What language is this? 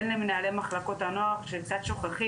Hebrew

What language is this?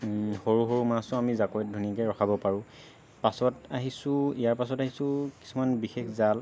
Assamese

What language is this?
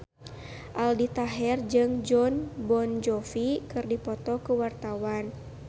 Sundanese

